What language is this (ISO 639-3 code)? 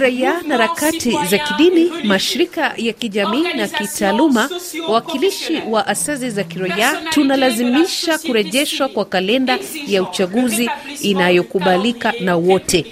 swa